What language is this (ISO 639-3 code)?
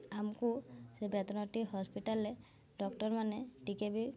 ori